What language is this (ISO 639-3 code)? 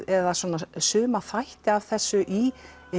isl